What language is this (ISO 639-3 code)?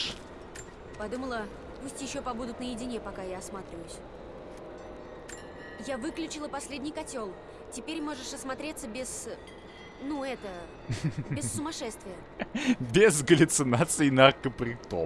rus